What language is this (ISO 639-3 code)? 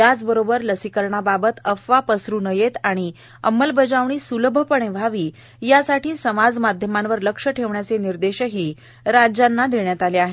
mar